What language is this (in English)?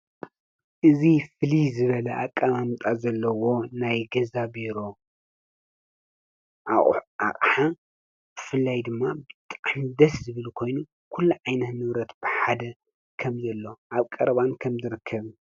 Tigrinya